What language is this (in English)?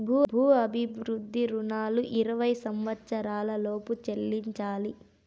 Telugu